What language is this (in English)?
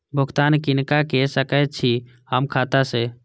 Maithili